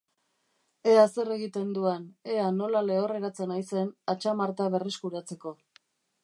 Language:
Basque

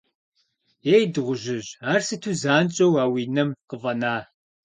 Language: Kabardian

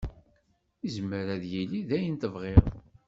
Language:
Kabyle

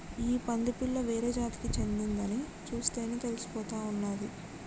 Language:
Telugu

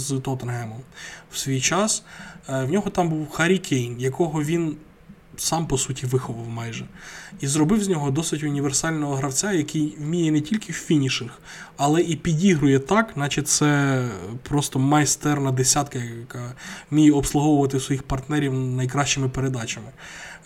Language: Ukrainian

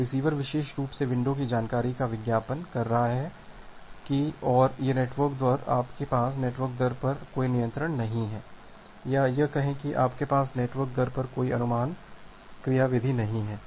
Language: Hindi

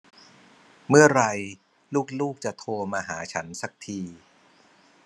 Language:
Thai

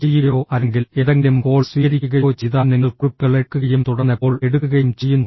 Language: Malayalam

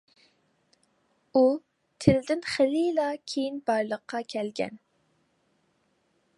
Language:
Uyghur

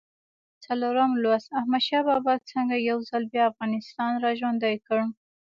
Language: Pashto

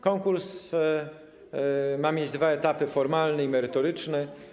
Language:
Polish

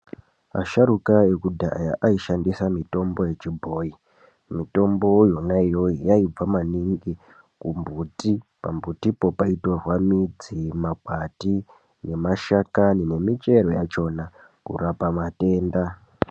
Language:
Ndau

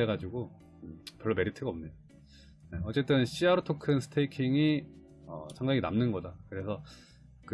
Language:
Korean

